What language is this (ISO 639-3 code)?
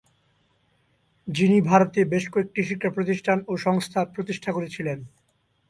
ben